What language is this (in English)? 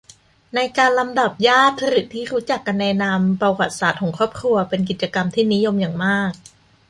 Thai